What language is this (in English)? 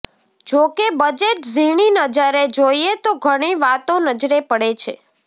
Gujarati